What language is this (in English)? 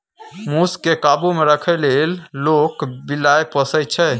Maithili